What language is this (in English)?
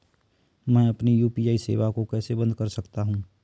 Hindi